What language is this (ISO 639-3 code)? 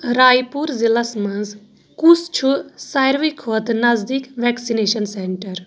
kas